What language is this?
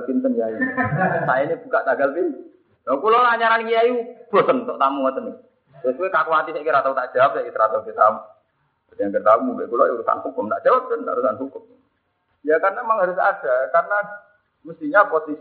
Malay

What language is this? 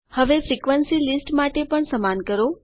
Gujarati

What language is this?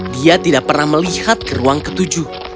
Indonesian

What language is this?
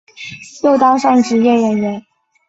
Chinese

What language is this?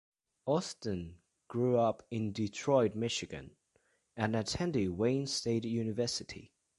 English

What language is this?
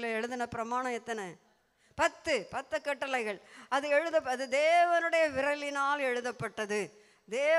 Tamil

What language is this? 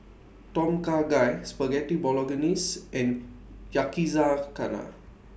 English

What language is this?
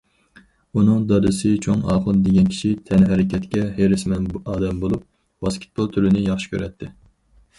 Uyghur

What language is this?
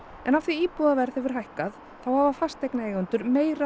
Icelandic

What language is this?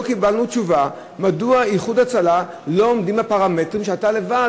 Hebrew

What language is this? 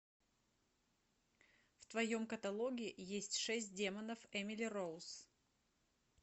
Russian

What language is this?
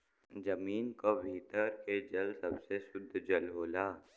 Bhojpuri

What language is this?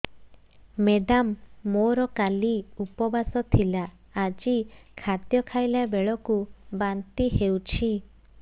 Odia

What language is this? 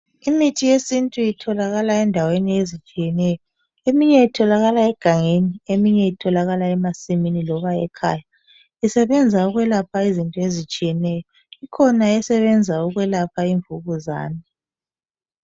North Ndebele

